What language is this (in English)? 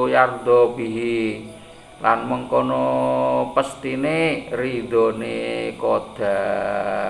Indonesian